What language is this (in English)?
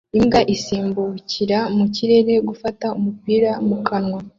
Kinyarwanda